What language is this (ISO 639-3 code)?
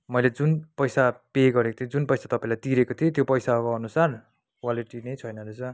nep